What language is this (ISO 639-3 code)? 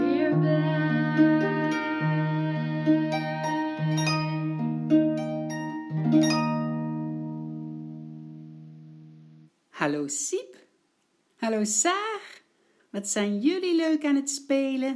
nld